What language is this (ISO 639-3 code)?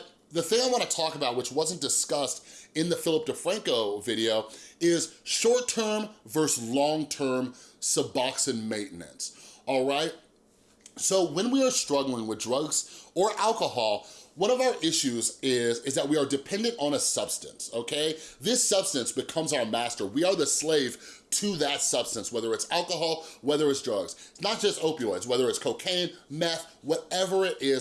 eng